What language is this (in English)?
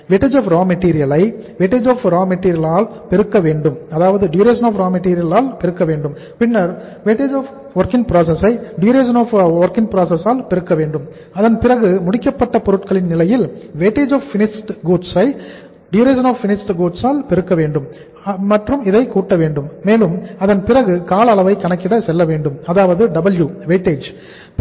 Tamil